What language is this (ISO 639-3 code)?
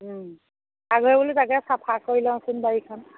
asm